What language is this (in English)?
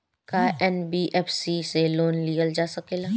Bhojpuri